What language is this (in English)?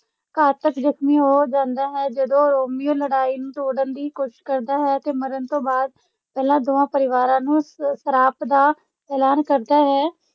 Punjabi